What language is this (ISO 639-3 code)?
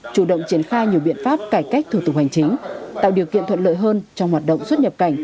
vie